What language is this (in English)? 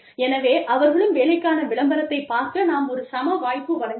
Tamil